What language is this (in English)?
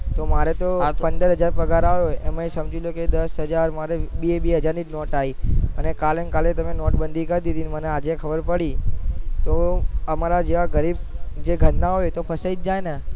Gujarati